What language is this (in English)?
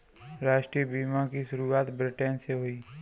Hindi